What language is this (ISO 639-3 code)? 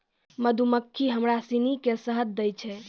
mai